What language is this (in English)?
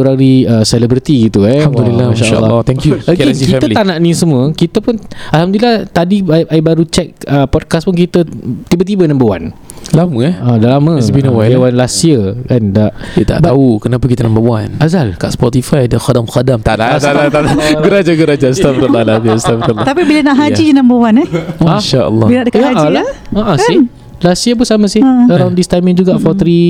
Malay